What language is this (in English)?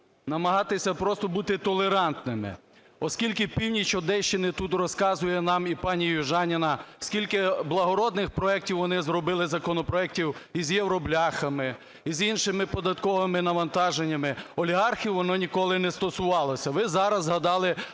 Ukrainian